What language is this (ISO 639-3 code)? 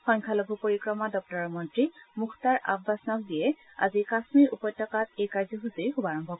asm